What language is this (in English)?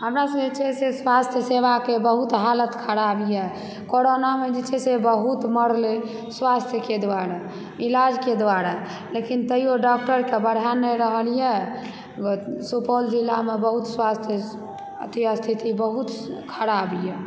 Maithili